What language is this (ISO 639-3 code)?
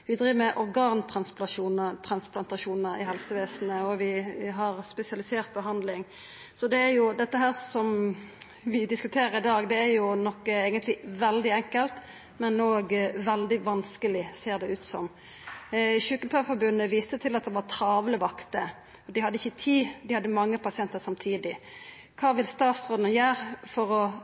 nno